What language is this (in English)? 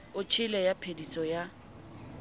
Southern Sotho